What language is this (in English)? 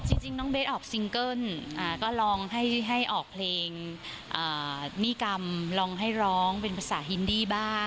Thai